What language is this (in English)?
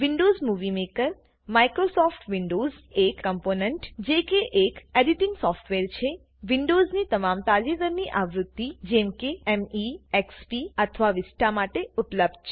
Gujarati